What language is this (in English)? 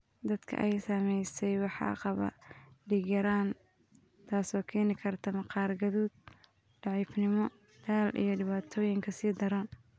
Somali